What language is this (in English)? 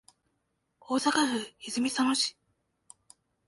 Japanese